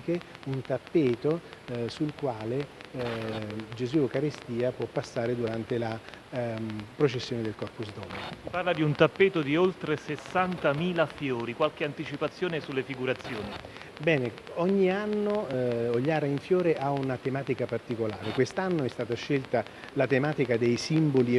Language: Italian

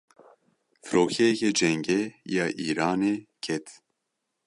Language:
Kurdish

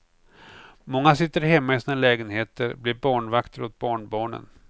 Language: Swedish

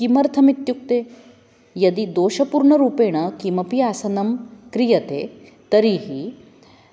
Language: Sanskrit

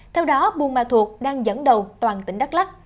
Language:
Vietnamese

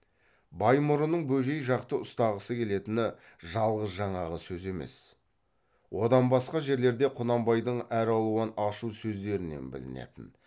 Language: Kazakh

